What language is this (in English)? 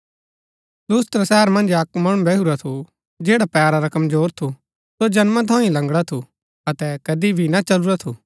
Gaddi